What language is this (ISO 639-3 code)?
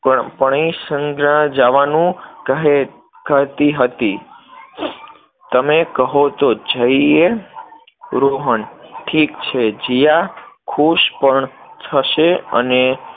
guj